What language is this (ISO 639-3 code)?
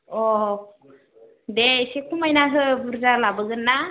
brx